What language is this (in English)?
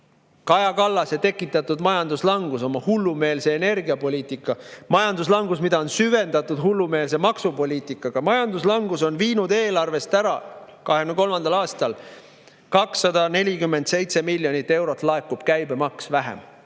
Estonian